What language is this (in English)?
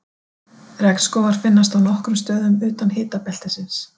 Icelandic